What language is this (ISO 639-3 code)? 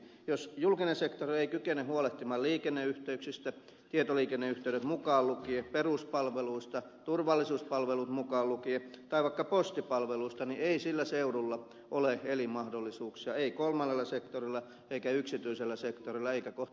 fin